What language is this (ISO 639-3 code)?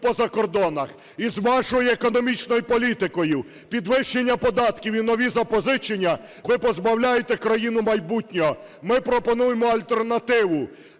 ukr